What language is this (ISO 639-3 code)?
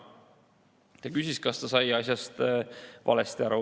est